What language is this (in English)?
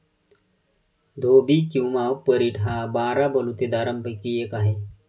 Marathi